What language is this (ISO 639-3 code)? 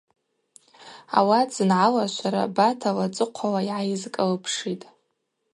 abq